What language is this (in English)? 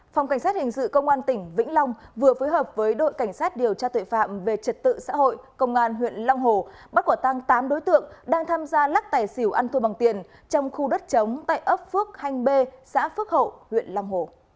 Vietnamese